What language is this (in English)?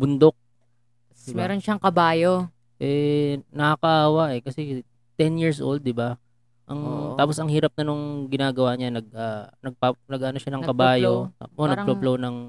Filipino